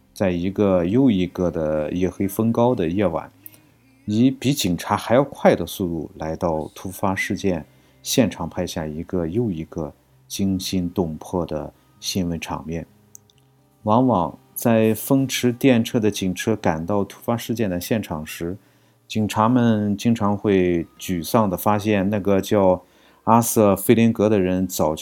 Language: Chinese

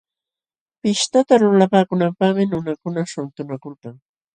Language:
Jauja Wanca Quechua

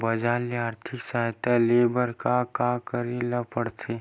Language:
Chhattisgarhi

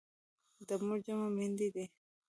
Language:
Pashto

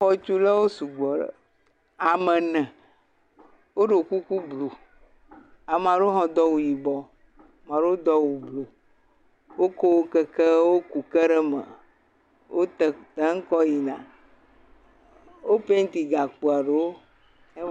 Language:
Ewe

